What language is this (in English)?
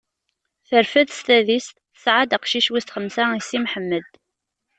Kabyle